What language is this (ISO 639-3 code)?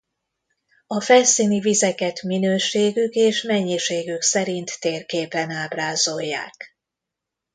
hun